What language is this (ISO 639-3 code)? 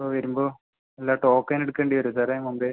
mal